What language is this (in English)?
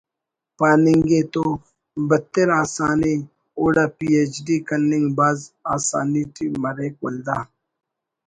Brahui